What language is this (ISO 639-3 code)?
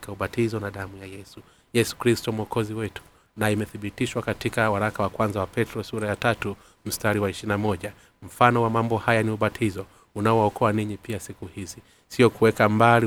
swa